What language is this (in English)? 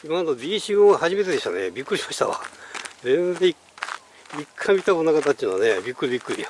Japanese